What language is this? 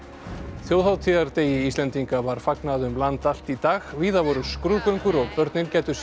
Icelandic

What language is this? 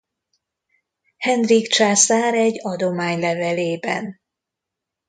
Hungarian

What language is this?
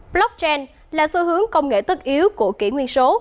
Vietnamese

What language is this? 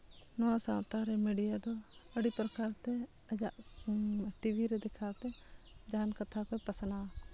Santali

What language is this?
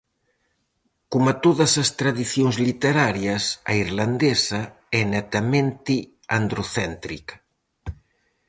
Galician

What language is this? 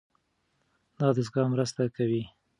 Pashto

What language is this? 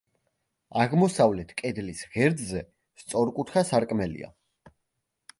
Georgian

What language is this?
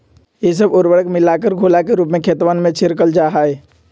Magahi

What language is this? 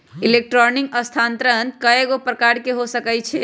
Magahi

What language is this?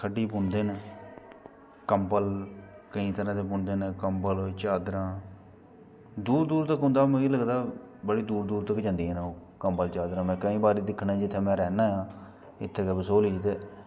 Dogri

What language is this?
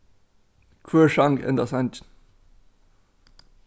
Faroese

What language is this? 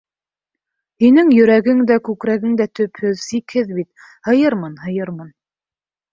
Bashkir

